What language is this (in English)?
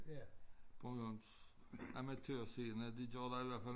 Danish